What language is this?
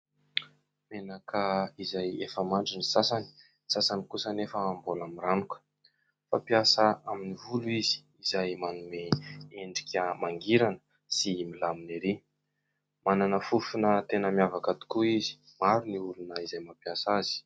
Malagasy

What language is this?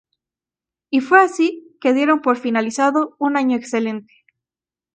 Spanish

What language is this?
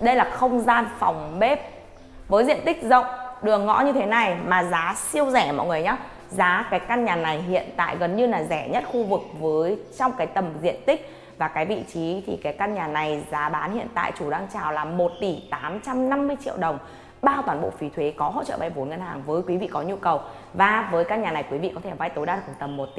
Vietnamese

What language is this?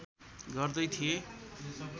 Nepali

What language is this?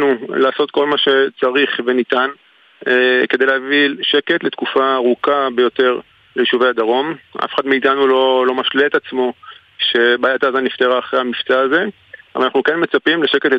Hebrew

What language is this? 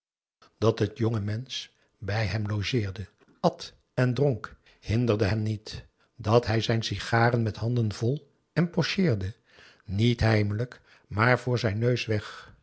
Dutch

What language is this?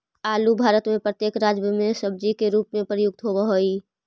Magahi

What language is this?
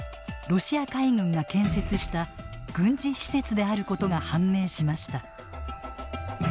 Japanese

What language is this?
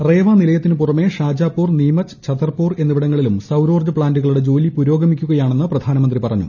Malayalam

